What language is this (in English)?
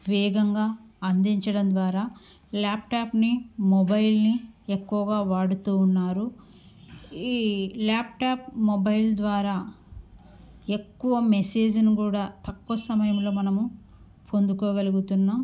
Telugu